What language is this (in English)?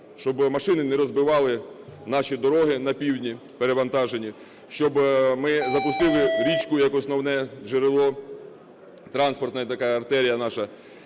Ukrainian